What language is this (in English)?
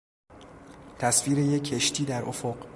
Persian